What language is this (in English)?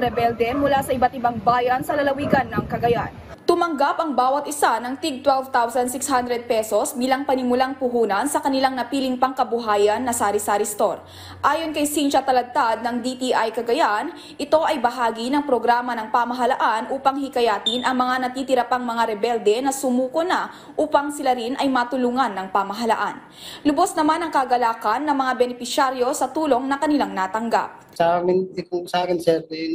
Filipino